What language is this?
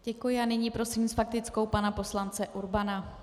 Czech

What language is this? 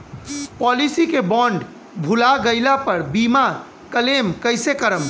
Bhojpuri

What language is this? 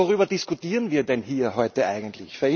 German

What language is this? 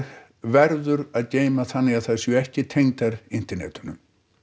Icelandic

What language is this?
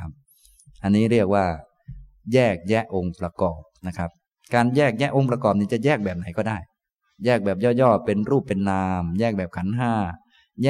Thai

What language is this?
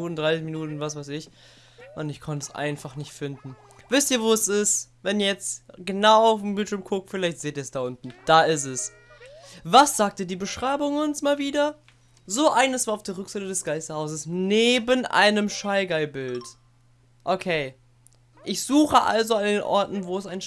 German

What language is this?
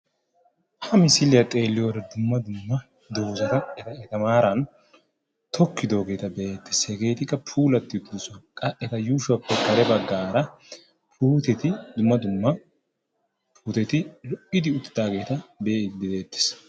Wolaytta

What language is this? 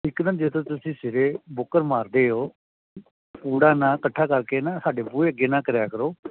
Punjabi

